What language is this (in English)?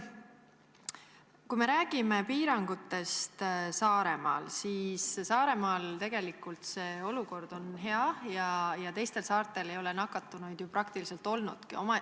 Estonian